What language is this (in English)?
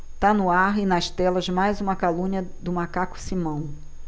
Portuguese